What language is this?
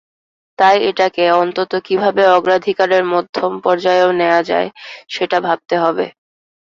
Bangla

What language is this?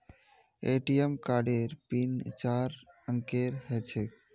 Magahi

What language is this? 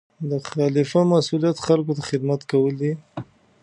Pashto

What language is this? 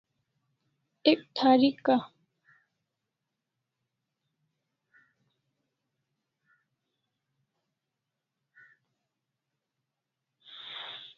Kalasha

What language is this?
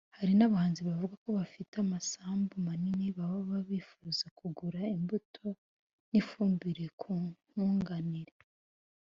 Kinyarwanda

